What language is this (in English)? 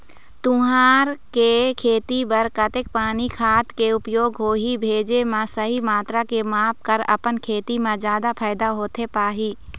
Chhattisgarhi